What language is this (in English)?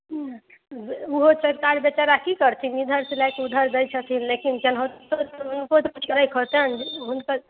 Maithili